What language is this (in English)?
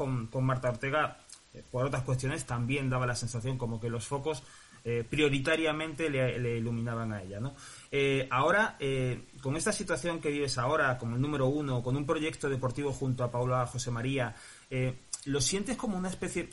Spanish